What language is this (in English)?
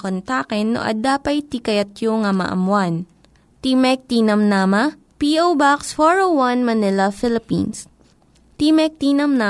Filipino